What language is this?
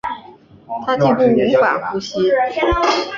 Chinese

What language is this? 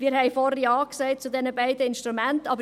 Swiss German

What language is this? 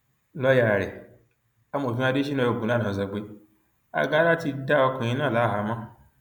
Yoruba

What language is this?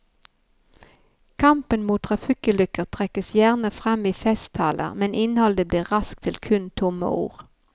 Norwegian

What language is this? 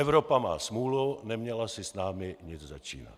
Czech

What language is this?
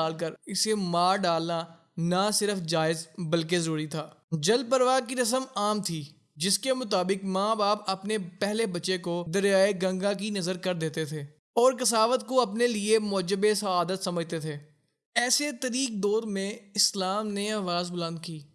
Urdu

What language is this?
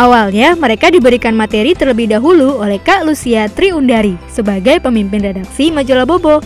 Indonesian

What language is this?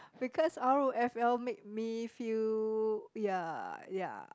English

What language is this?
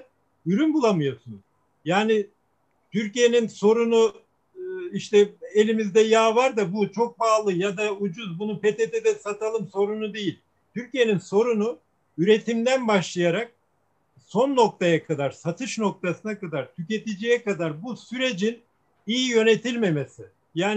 Turkish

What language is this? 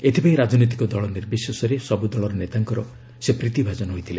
Odia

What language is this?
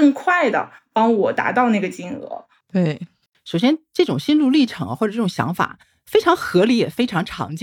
Chinese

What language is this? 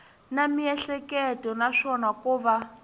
Tsonga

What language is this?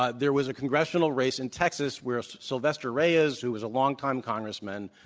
English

